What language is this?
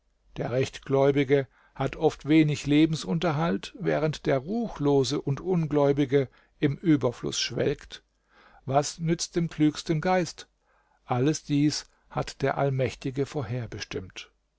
German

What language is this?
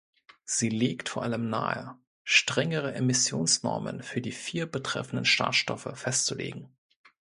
German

